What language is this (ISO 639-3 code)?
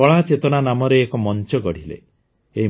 ori